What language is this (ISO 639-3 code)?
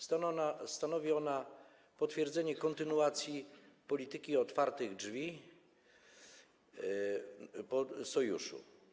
pol